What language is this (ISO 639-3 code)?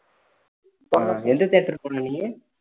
tam